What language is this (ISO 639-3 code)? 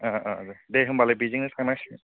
brx